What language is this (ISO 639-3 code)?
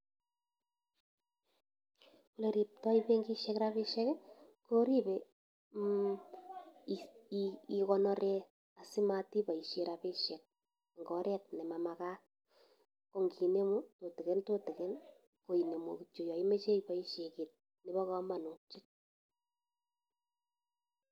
kln